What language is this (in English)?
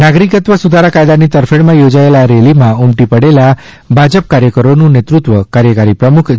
Gujarati